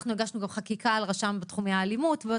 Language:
Hebrew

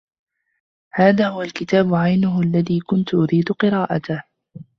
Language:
Arabic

